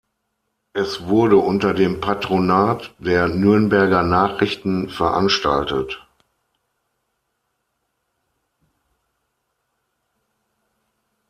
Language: German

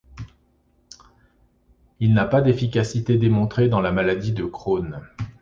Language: French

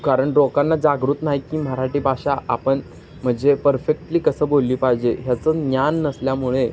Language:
Marathi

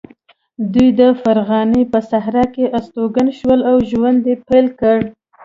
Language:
Pashto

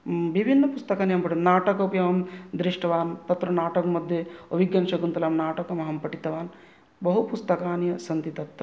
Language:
Sanskrit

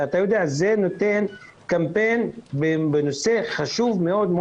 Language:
Hebrew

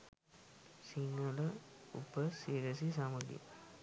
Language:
Sinhala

